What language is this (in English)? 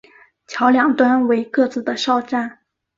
Chinese